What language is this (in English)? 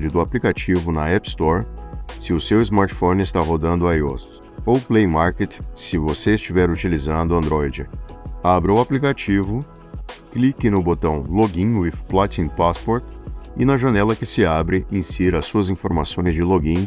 Portuguese